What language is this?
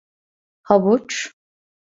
Turkish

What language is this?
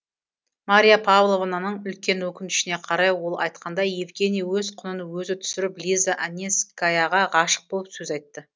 Kazakh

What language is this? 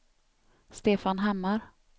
Swedish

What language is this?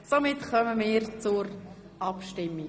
Swiss German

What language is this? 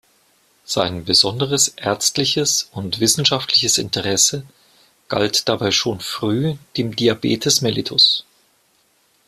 German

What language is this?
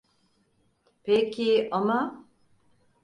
Turkish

